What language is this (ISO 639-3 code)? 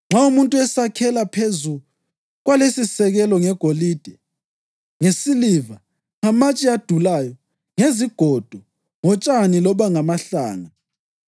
nde